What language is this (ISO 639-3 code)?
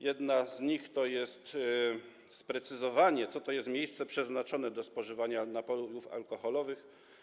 pol